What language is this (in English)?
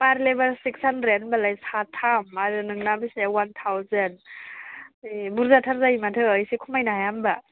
Bodo